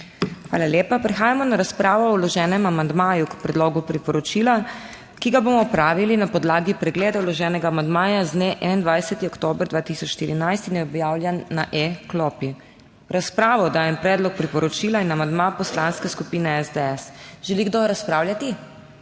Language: Slovenian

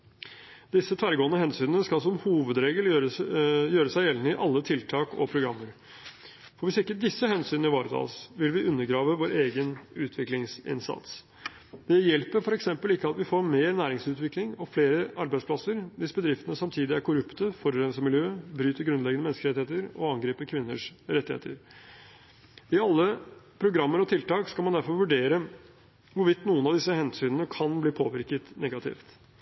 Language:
Norwegian Bokmål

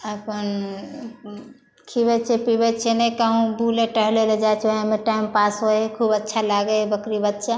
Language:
Maithili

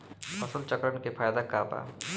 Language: Bhojpuri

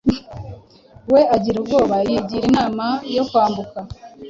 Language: Kinyarwanda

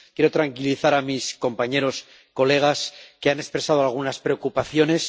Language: Spanish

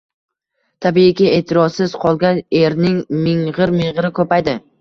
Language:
Uzbek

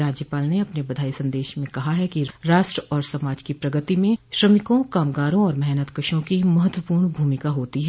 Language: Hindi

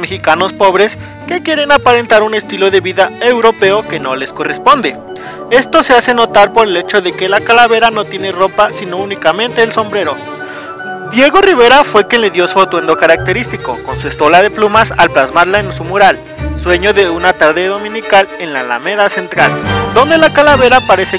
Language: Spanish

